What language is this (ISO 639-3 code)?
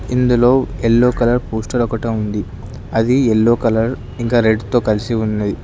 tel